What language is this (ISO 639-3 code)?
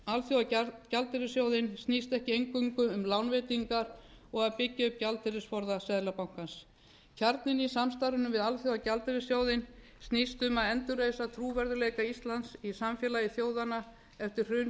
isl